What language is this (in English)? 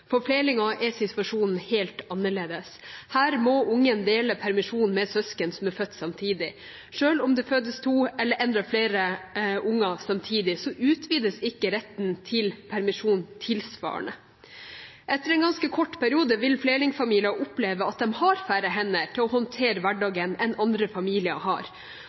Norwegian Bokmål